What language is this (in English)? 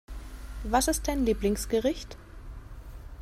German